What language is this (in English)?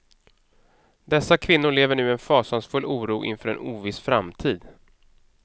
Swedish